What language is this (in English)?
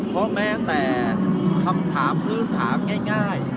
Thai